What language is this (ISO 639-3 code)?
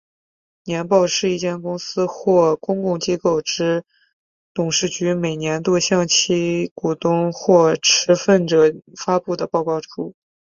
zho